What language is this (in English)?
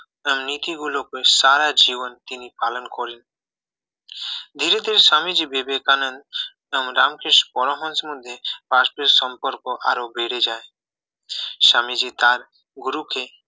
Bangla